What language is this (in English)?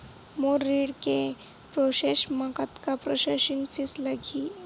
Chhattisgarhi